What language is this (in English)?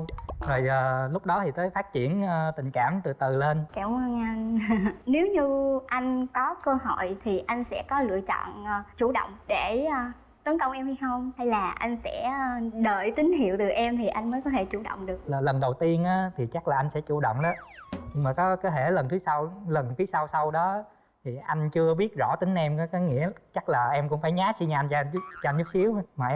Vietnamese